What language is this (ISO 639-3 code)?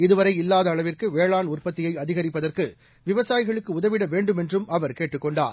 tam